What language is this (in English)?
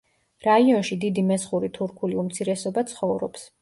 Georgian